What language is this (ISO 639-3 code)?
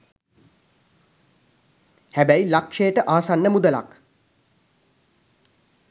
sin